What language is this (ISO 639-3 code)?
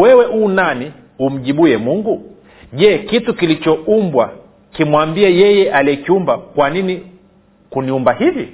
swa